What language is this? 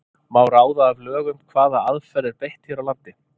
Icelandic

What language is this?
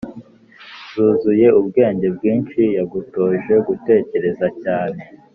Kinyarwanda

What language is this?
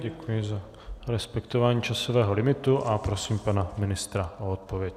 Czech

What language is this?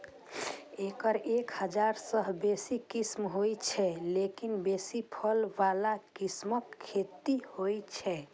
Maithili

